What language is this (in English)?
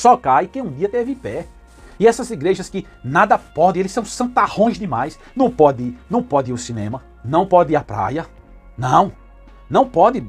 Portuguese